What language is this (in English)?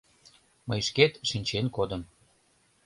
Mari